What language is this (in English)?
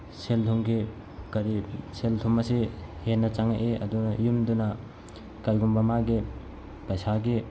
Manipuri